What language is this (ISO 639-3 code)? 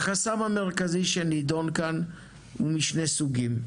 heb